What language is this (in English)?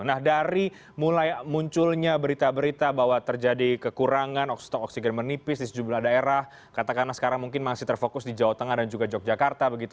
Indonesian